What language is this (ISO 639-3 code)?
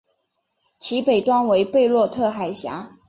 zho